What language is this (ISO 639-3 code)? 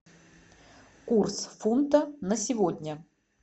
rus